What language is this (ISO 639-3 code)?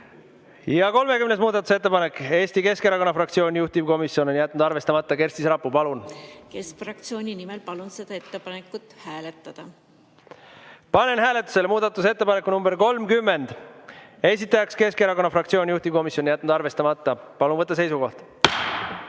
est